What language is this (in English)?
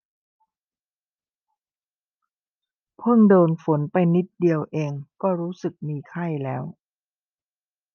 Thai